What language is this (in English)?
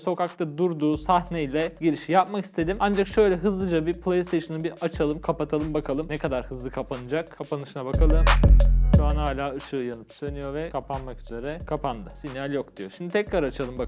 Turkish